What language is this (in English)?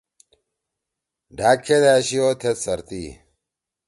Torwali